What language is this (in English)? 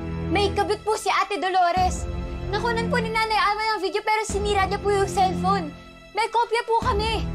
Filipino